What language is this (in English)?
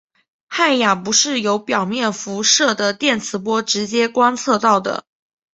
Chinese